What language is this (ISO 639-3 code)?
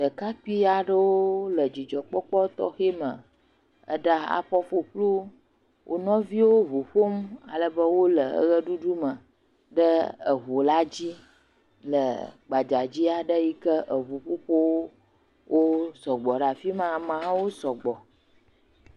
ewe